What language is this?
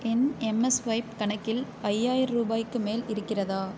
Tamil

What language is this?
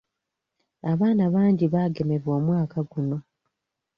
Ganda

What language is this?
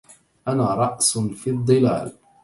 Arabic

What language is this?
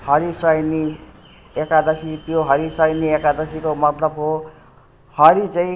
Nepali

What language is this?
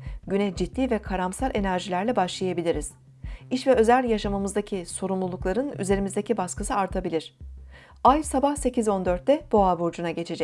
Turkish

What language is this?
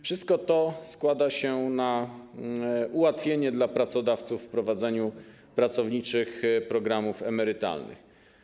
Polish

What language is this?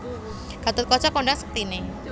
Javanese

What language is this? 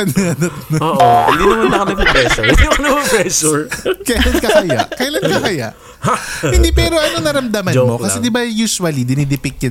Filipino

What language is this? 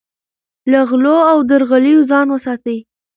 Pashto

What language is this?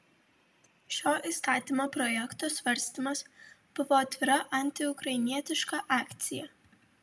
Lithuanian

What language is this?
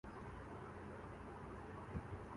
Urdu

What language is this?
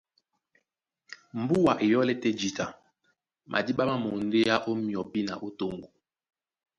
Duala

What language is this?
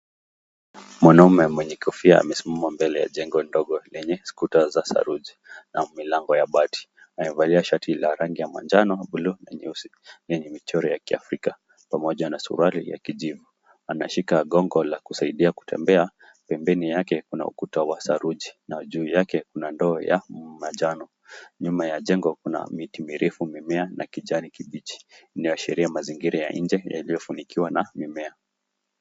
Swahili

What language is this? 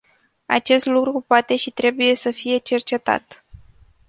Romanian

